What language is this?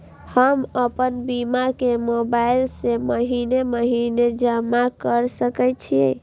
Maithili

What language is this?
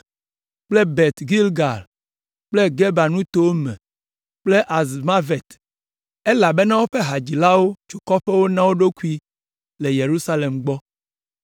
Ewe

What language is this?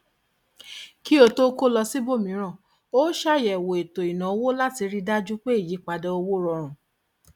Yoruba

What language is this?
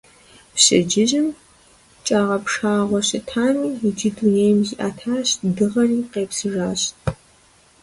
Kabardian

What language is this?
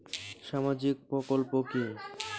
Bangla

